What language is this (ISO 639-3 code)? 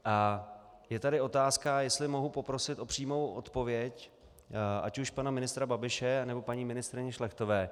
ces